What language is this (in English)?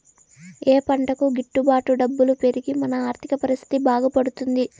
Telugu